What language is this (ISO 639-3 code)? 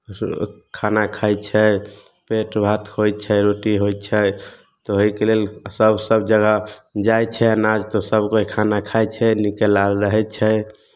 mai